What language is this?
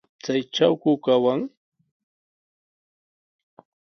Sihuas Ancash Quechua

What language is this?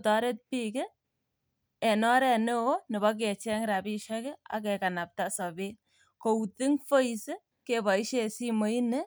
Kalenjin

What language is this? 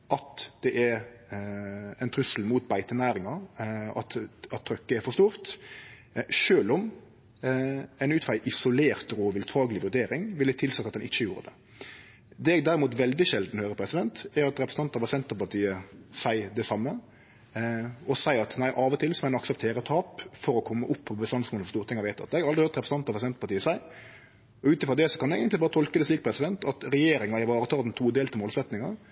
Norwegian Nynorsk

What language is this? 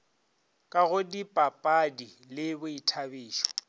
Northern Sotho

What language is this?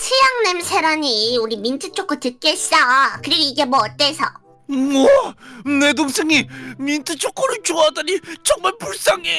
Korean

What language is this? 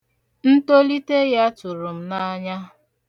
Igbo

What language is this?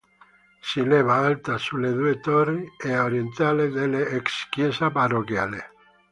Italian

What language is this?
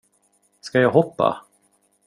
Swedish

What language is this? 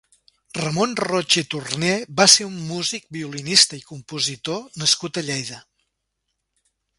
Catalan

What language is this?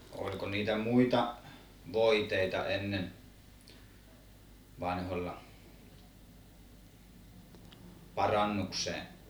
Finnish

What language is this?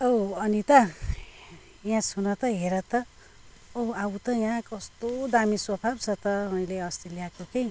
Nepali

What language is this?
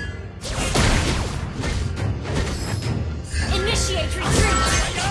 Indonesian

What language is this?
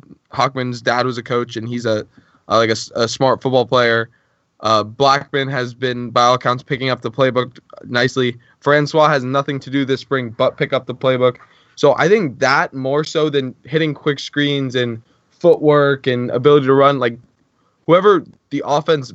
English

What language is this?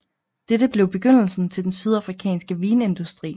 Danish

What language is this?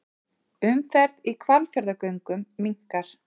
Icelandic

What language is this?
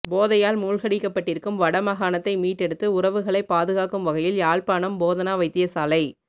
Tamil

